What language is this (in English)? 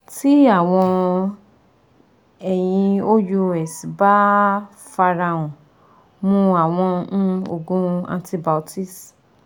Yoruba